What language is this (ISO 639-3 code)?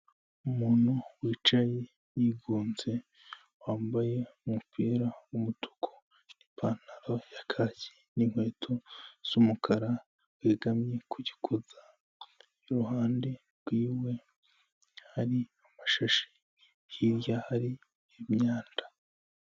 kin